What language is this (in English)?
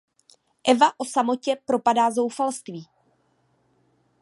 Czech